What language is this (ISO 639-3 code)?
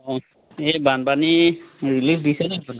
asm